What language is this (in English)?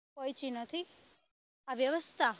Gujarati